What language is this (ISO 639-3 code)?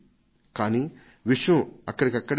tel